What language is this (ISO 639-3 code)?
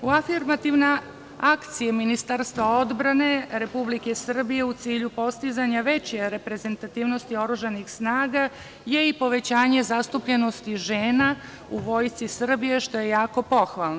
srp